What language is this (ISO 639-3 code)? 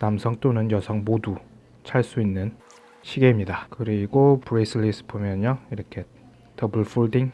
kor